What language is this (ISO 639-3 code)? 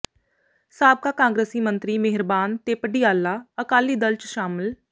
pan